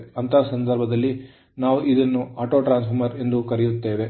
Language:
Kannada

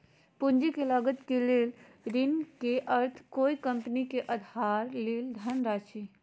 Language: Magahi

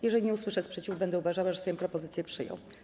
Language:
Polish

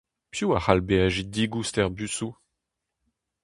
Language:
Breton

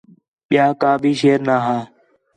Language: Khetrani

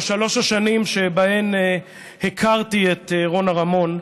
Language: Hebrew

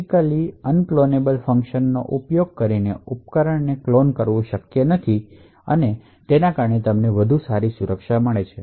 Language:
Gujarati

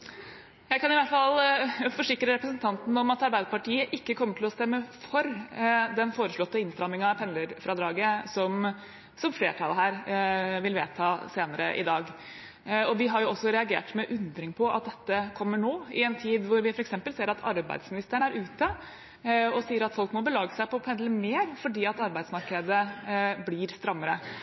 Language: Norwegian Bokmål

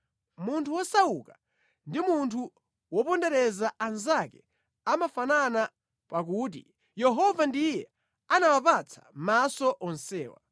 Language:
Nyanja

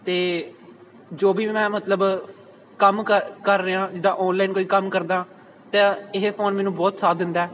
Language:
Punjabi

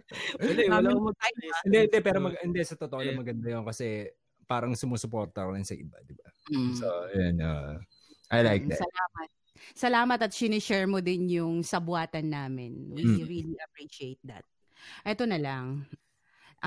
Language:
Filipino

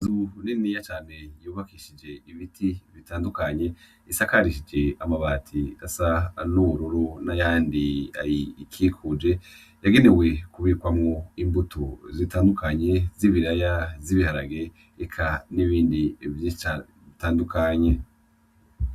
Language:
Rundi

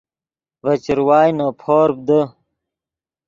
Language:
Yidgha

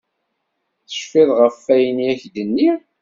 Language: Kabyle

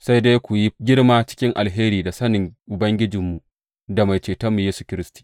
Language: Hausa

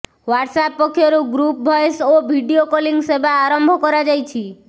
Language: Odia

